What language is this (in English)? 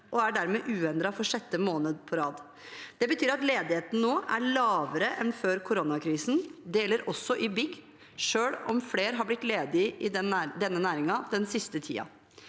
Norwegian